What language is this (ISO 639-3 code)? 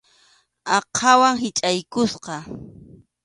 qxu